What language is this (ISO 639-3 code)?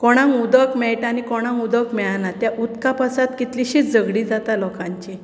kok